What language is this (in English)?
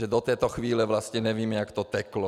Czech